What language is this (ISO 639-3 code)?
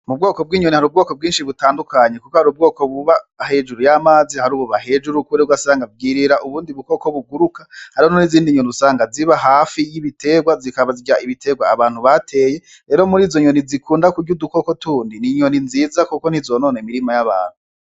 run